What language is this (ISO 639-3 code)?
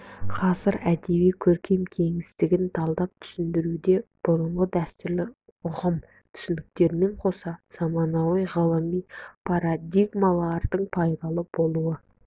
kaz